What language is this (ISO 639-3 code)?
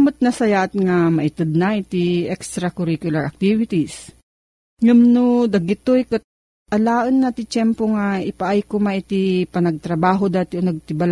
fil